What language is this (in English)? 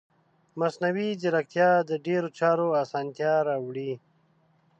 Pashto